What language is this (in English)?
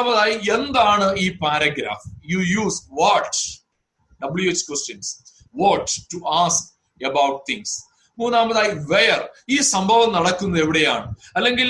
Malayalam